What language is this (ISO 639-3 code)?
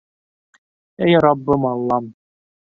bak